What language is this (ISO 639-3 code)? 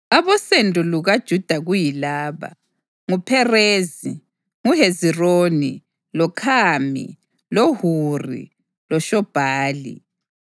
nde